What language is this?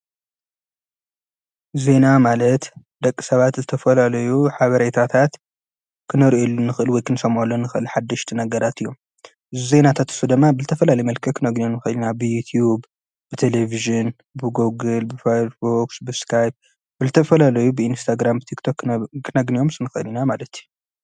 Tigrinya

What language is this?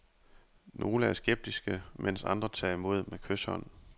Danish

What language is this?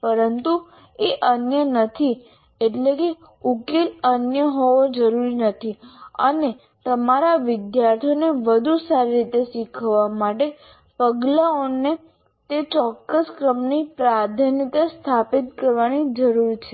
Gujarati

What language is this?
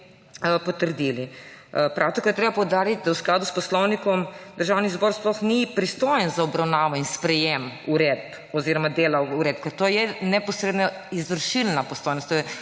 Slovenian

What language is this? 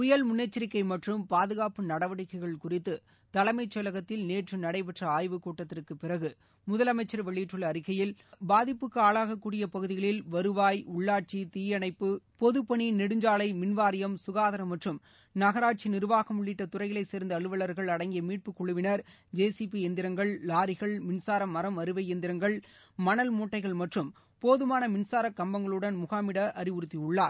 Tamil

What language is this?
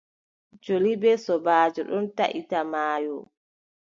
Adamawa Fulfulde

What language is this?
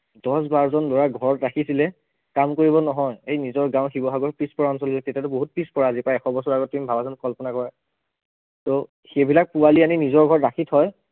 Assamese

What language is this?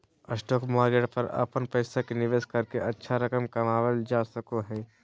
Magahi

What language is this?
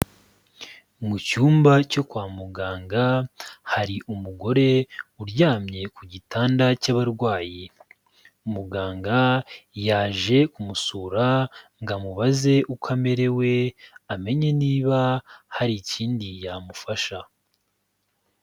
Kinyarwanda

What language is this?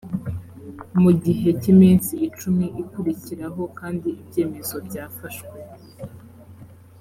Kinyarwanda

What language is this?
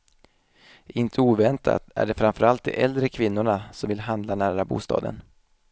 Swedish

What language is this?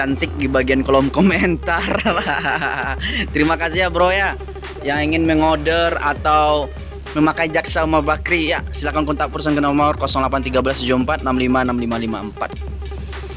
Indonesian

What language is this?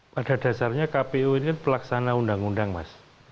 Indonesian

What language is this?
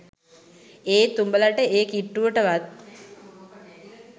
Sinhala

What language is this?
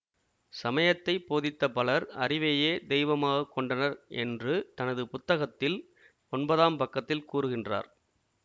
Tamil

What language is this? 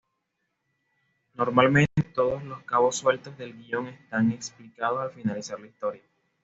Spanish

